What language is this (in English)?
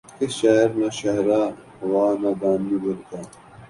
Urdu